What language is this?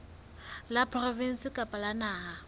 Southern Sotho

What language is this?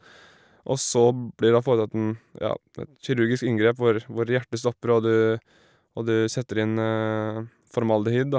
Norwegian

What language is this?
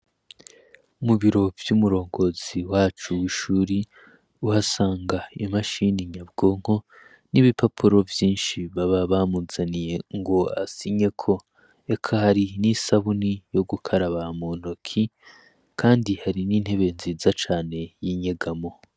Rundi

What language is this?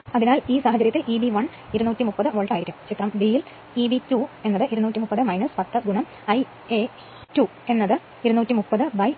Malayalam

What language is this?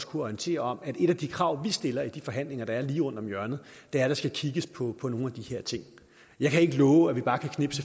Danish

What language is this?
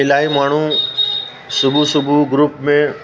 Sindhi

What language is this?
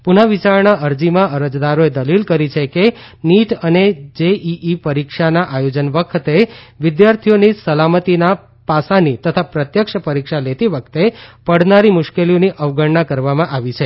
Gujarati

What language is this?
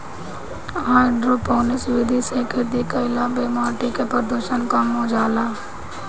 Bhojpuri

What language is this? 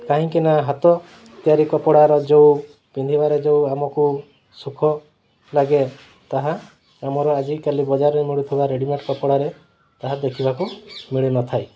Odia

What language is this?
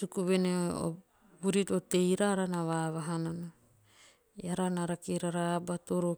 Teop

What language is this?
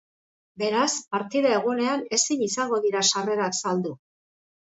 Basque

